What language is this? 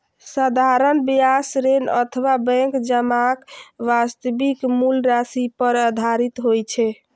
Maithili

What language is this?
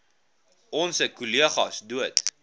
Afrikaans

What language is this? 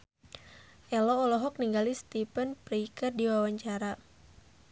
Sundanese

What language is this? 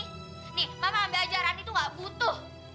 Indonesian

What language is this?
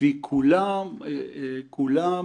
Hebrew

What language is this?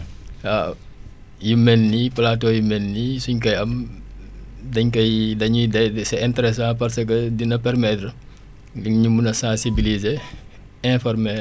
Wolof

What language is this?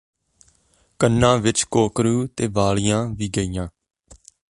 Punjabi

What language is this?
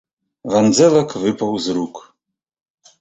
Belarusian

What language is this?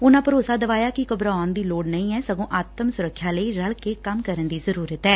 Punjabi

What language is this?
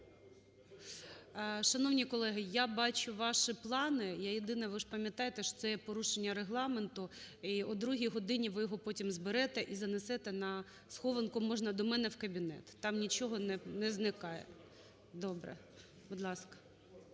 Ukrainian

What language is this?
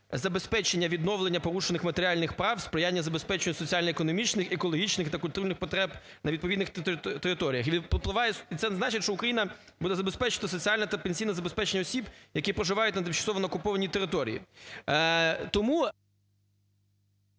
Ukrainian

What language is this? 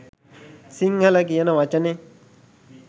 Sinhala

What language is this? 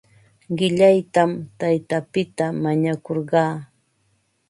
Ambo-Pasco Quechua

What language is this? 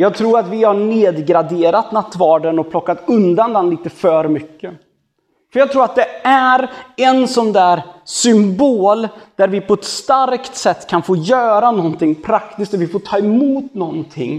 Swedish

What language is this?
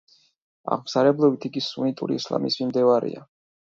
Georgian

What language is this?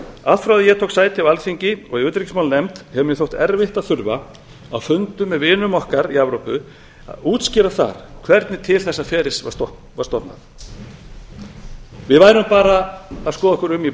Icelandic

